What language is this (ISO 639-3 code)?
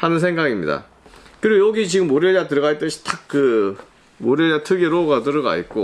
kor